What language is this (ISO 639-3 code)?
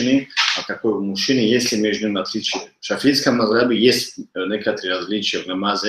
rus